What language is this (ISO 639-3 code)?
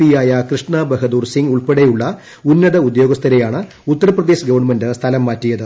mal